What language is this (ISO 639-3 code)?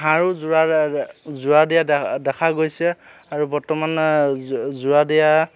asm